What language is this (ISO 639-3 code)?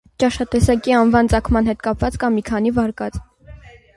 hye